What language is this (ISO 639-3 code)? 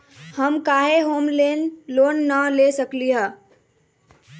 mag